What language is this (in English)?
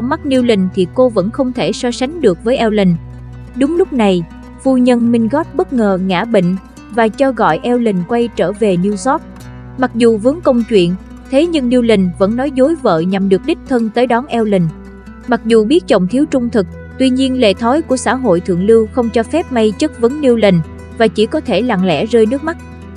Vietnamese